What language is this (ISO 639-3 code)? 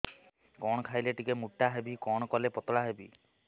ori